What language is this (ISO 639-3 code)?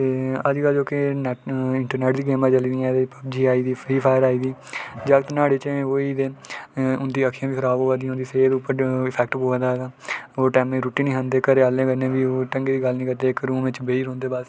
doi